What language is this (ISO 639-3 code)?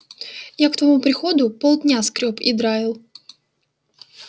rus